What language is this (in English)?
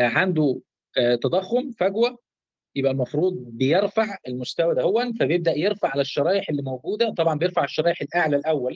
Arabic